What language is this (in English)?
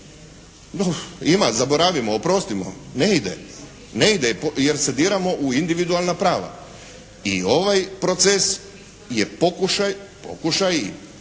Croatian